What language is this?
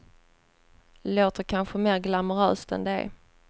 Swedish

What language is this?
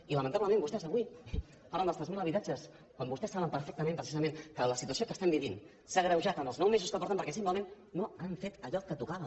Catalan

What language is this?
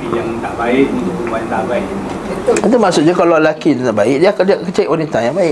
Malay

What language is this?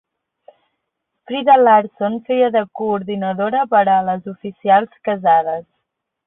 Catalan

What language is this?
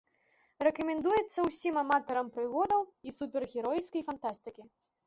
Belarusian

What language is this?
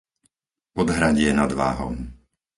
Slovak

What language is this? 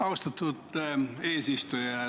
Estonian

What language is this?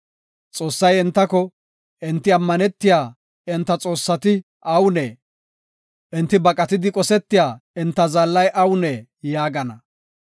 Gofa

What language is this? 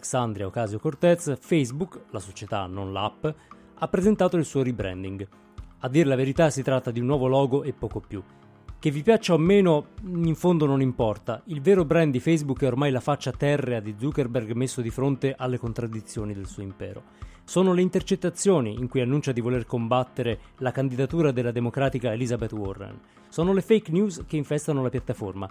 Italian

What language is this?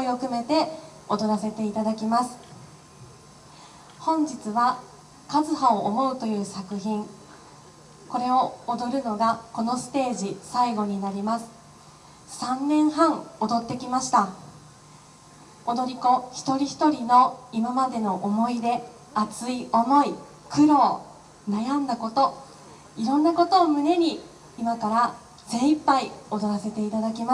Japanese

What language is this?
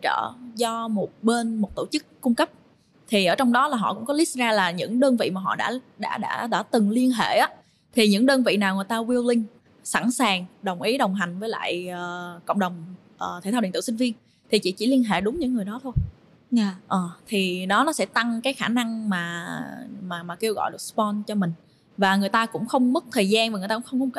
Vietnamese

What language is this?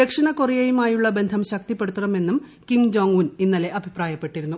Malayalam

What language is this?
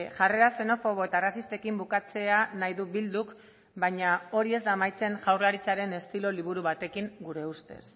Basque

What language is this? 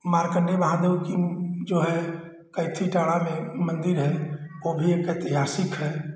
Hindi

